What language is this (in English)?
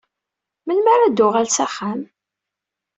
Kabyle